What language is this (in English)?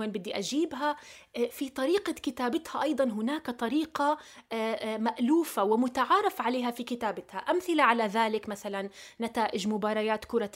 Arabic